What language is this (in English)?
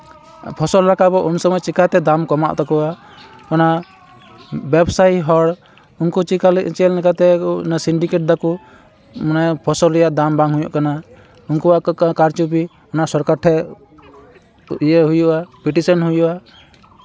Santali